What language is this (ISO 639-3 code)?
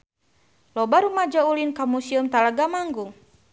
sun